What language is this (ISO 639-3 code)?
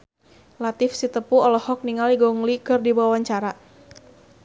sun